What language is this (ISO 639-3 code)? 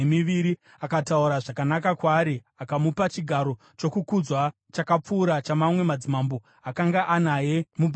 sna